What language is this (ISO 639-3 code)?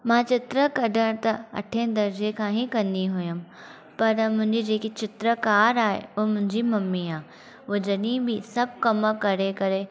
snd